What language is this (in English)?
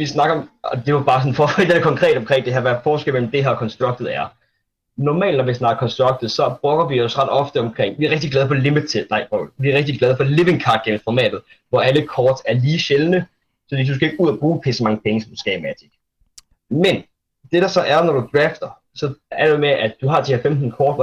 Danish